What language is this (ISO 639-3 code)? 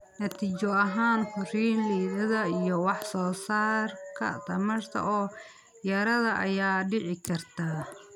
som